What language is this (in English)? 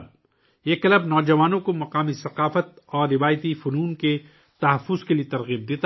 Urdu